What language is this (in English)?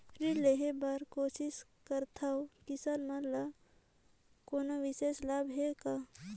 Chhattisgarhi